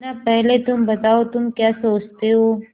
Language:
Hindi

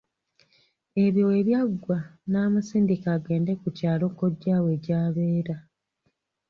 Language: Ganda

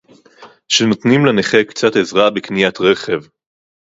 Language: Hebrew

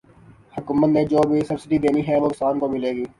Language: Urdu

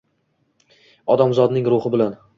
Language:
Uzbek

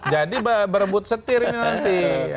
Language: Indonesian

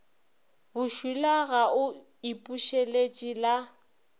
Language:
Northern Sotho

